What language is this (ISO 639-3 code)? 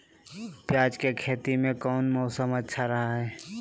mag